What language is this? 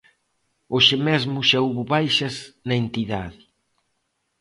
Galician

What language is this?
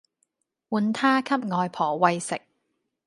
Cantonese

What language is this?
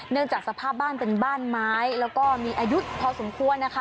Thai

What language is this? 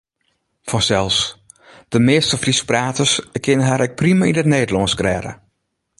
Western Frisian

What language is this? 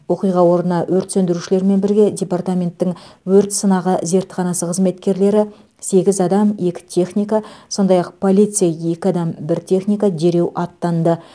Kazakh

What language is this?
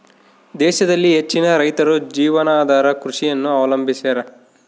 Kannada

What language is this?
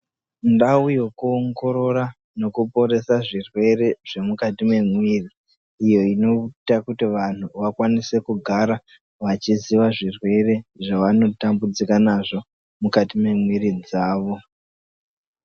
Ndau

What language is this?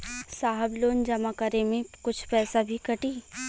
Bhojpuri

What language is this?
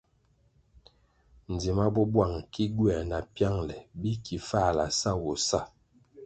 Kwasio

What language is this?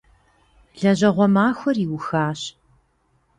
Kabardian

